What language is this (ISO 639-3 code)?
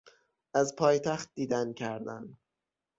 fas